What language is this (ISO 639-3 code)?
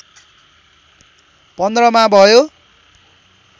nep